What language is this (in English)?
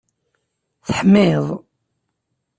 Kabyle